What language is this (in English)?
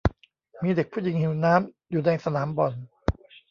Thai